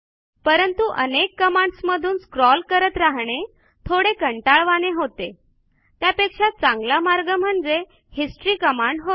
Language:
Marathi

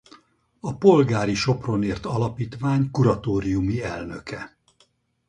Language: Hungarian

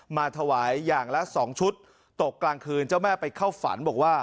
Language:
Thai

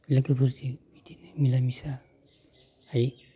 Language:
Bodo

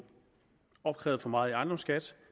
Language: Danish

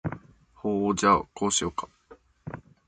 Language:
Japanese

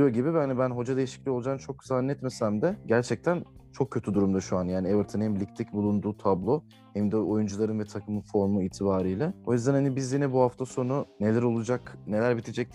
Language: Turkish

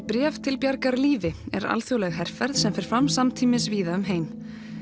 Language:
Icelandic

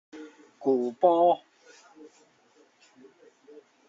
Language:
Min Nan Chinese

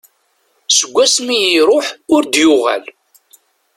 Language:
Kabyle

